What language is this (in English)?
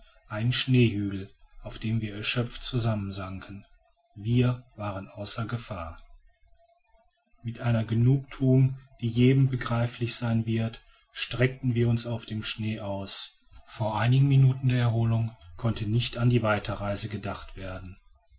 German